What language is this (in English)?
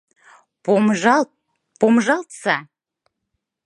Mari